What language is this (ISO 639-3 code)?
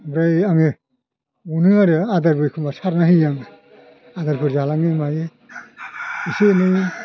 brx